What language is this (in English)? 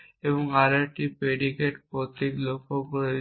Bangla